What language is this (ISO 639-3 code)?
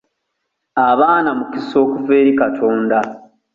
lug